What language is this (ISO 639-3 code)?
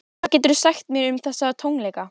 isl